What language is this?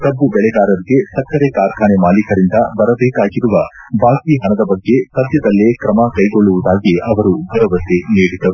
Kannada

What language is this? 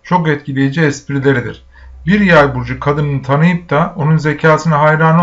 Turkish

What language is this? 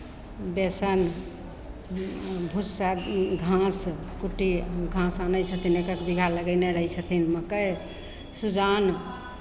Maithili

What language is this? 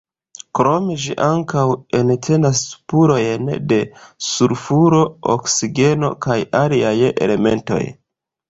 Esperanto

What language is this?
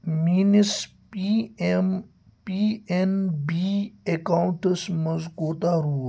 Kashmiri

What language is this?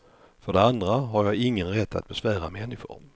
Swedish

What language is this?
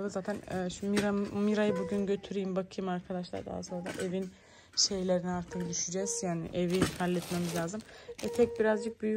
Turkish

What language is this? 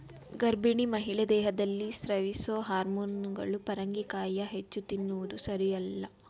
Kannada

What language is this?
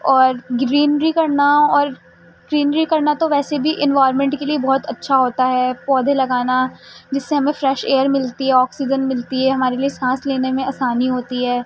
Urdu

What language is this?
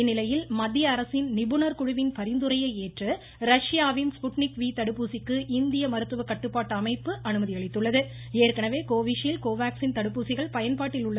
Tamil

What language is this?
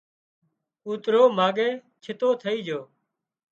Wadiyara Koli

